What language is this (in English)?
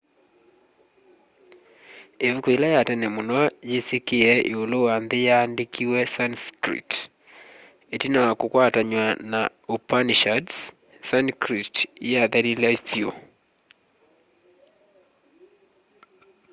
Kamba